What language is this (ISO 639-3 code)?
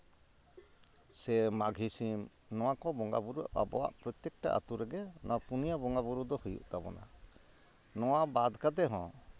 sat